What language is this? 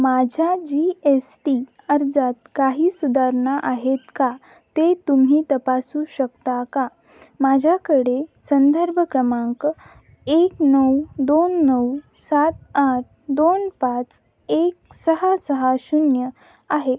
Marathi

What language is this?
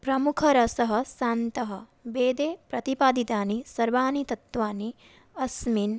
Sanskrit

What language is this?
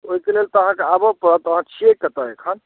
Maithili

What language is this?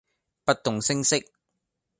Cantonese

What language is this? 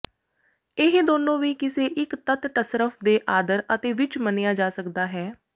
Punjabi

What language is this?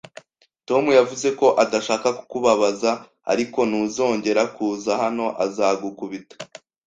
Kinyarwanda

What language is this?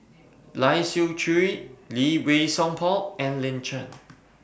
English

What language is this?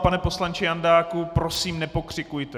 Czech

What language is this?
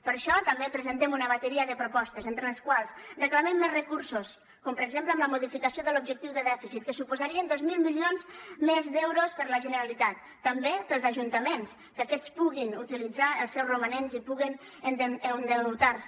Catalan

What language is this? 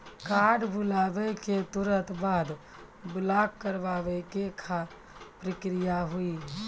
Maithili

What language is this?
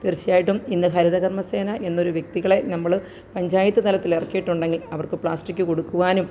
Malayalam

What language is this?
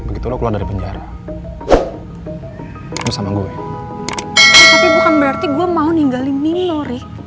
Indonesian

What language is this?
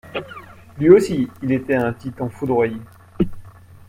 French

